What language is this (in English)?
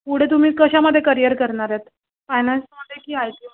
Marathi